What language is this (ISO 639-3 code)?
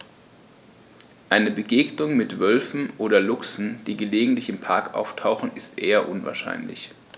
deu